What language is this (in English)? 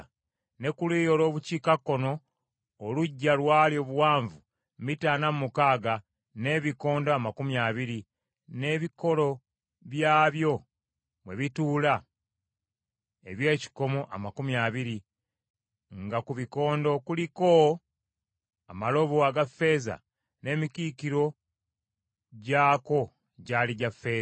Ganda